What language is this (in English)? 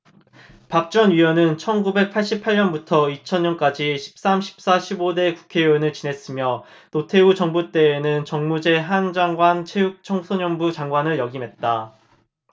Korean